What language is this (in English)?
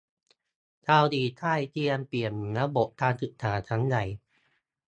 Thai